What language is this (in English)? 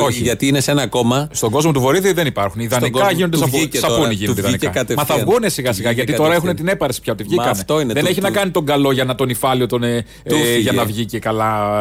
Greek